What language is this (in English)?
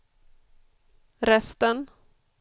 Swedish